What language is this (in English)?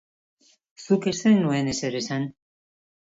Basque